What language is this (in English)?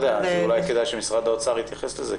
Hebrew